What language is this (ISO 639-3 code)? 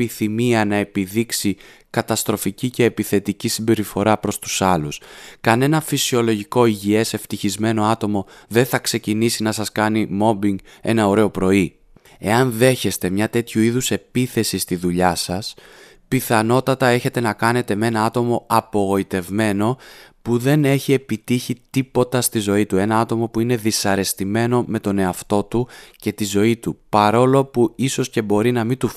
ell